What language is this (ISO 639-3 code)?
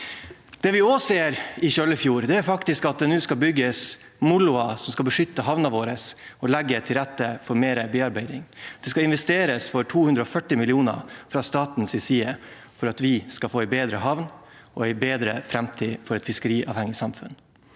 nor